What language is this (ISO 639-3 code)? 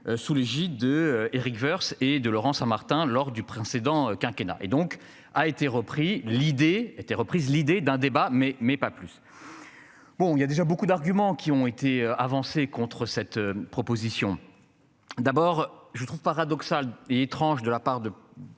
fra